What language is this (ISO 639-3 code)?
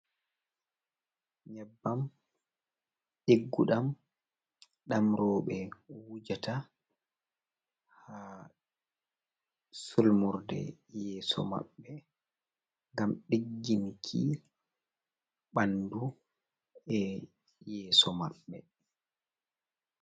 ful